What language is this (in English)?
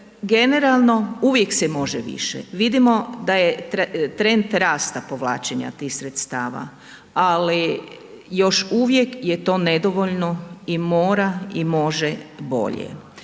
Croatian